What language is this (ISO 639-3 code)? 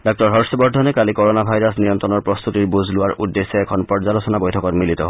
asm